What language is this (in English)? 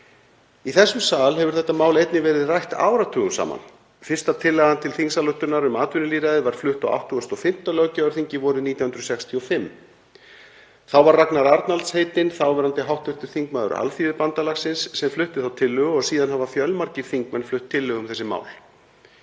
Icelandic